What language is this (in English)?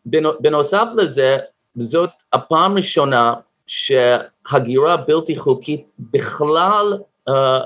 Hebrew